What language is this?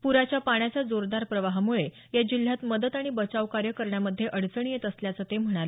Marathi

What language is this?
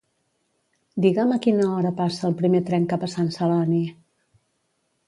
Catalan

